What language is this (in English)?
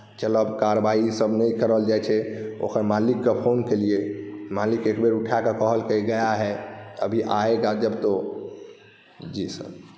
Maithili